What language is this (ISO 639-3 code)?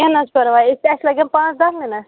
kas